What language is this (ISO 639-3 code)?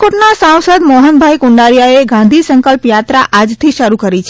guj